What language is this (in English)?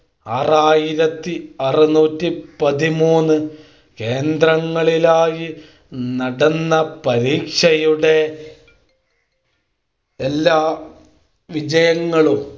Malayalam